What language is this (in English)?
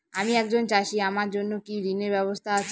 Bangla